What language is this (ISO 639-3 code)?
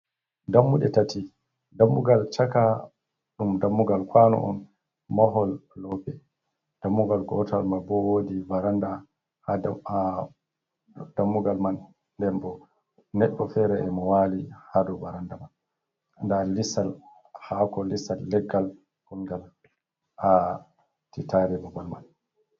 ful